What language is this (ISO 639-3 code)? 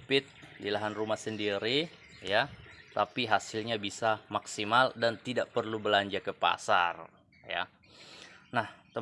ind